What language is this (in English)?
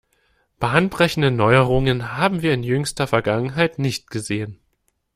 German